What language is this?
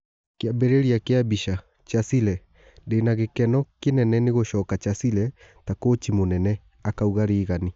Kikuyu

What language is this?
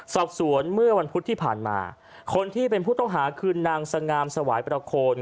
Thai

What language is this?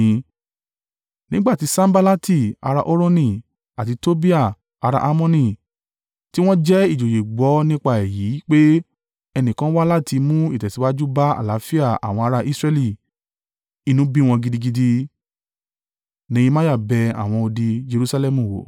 Yoruba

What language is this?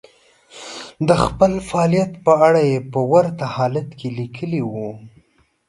Pashto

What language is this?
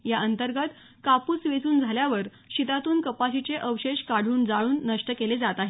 Marathi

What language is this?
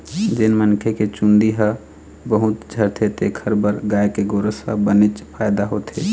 Chhattisgarhi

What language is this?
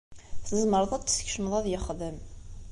Kabyle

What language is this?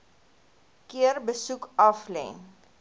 Afrikaans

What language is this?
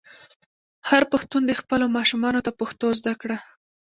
Pashto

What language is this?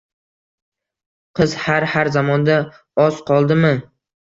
Uzbek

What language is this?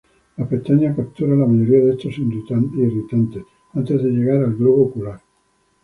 Spanish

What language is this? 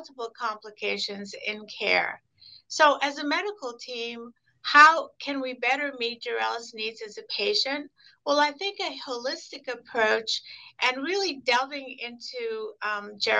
English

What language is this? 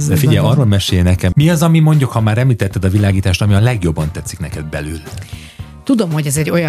Hungarian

